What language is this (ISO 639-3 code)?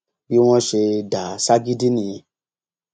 yor